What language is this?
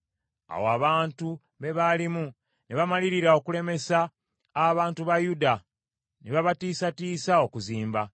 Ganda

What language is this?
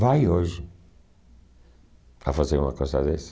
Portuguese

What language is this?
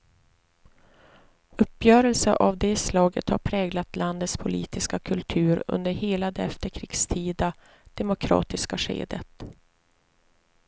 Swedish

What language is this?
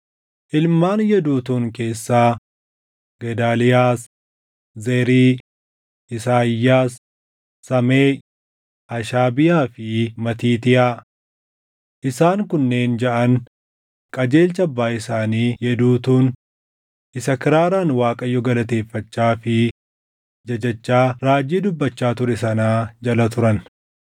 Oromo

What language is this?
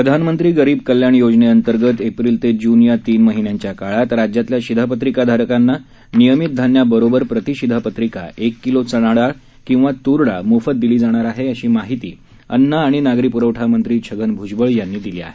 Marathi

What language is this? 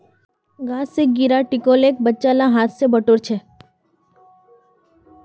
Magahi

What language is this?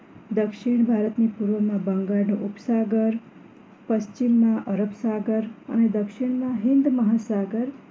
Gujarati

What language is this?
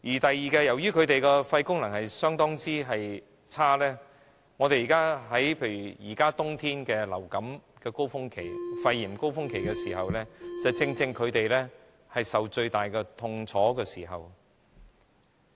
Cantonese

